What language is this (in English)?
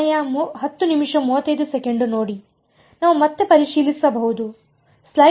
Kannada